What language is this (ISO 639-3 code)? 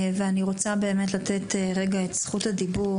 heb